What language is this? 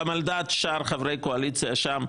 Hebrew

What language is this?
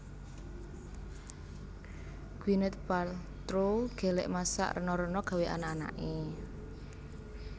Javanese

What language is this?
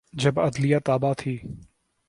Urdu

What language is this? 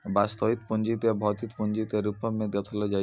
Maithili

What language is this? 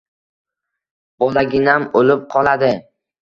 Uzbek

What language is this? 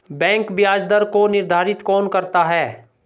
Hindi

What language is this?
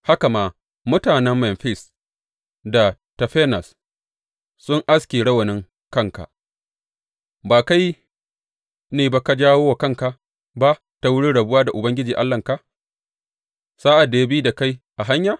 Hausa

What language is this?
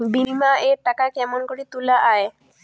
Bangla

